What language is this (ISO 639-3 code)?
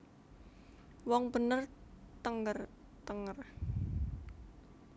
jav